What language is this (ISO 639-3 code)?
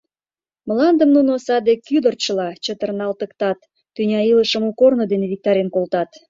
chm